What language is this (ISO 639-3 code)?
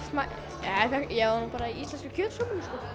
isl